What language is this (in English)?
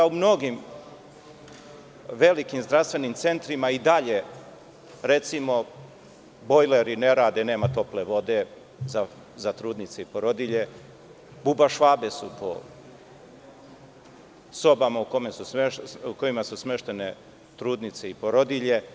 Serbian